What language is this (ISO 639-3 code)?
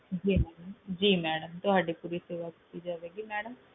pan